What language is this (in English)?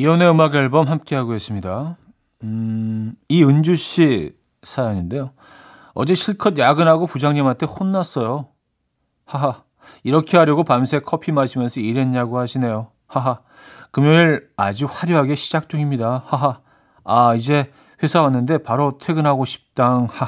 Korean